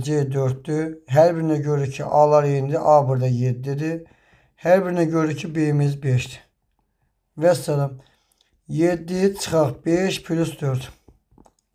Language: Turkish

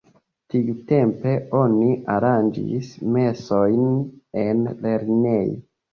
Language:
Esperanto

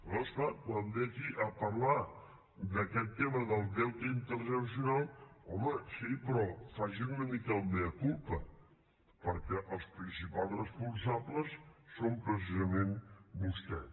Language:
Catalan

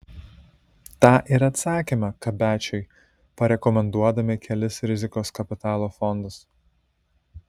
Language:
Lithuanian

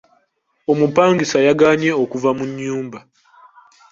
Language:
Ganda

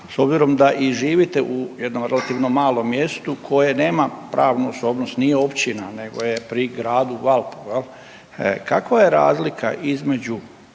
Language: Croatian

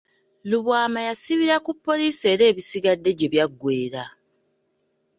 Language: Ganda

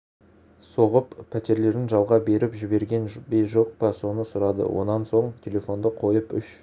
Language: Kazakh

